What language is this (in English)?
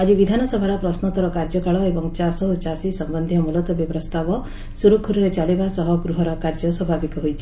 Odia